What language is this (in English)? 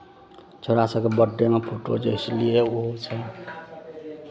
Maithili